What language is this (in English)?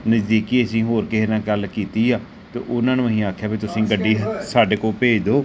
Punjabi